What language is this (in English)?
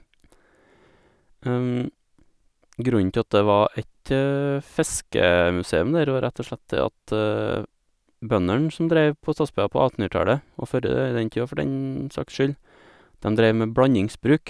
Norwegian